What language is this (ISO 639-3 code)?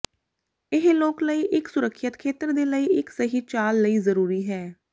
pan